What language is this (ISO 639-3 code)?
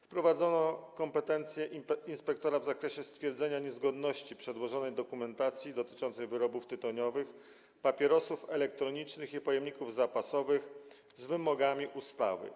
pol